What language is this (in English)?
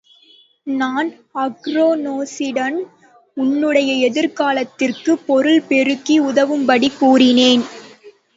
Tamil